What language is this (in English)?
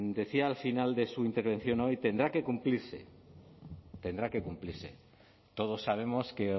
Spanish